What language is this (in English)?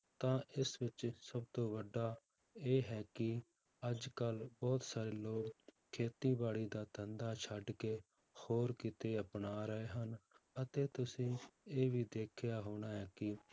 Punjabi